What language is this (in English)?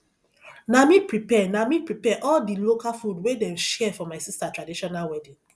Nigerian Pidgin